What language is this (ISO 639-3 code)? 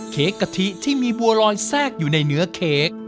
tha